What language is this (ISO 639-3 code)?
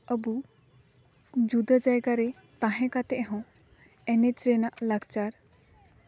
sat